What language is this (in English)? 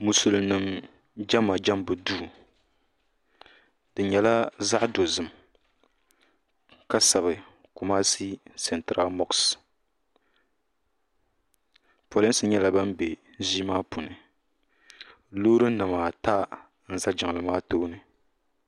Dagbani